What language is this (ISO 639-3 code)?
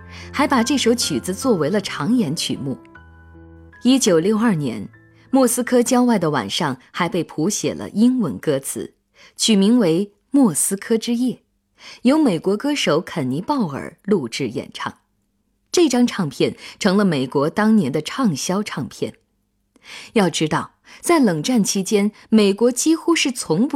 zho